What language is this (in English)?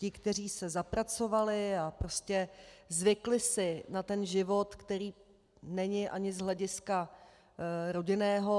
Czech